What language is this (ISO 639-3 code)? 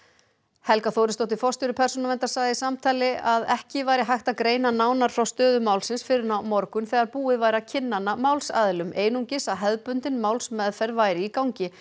isl